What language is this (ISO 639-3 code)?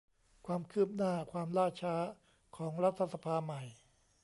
tha